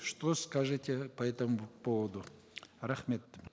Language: Kazakh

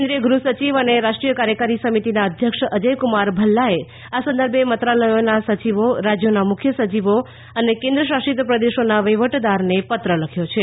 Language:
Gujarati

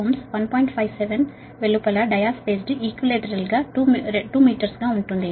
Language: Telugu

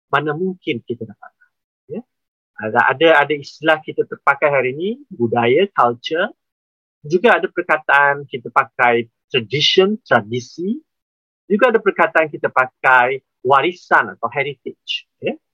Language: Malay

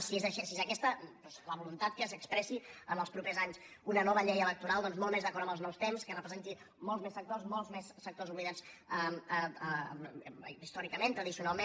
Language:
Catalan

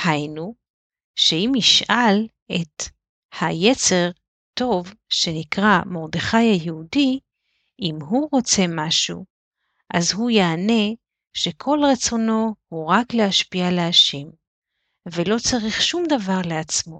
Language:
Hebrew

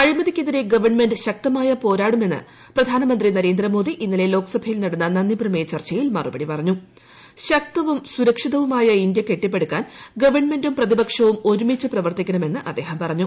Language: Malayalam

